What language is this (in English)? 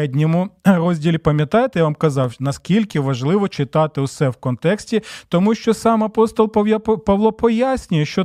Ukrainian